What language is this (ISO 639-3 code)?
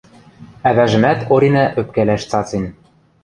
mrj